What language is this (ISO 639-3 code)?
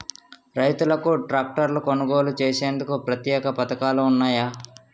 tel